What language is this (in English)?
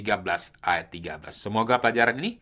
Indonesian